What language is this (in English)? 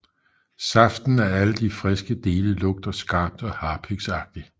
Danish